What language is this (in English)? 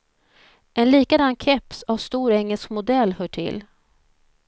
Swedish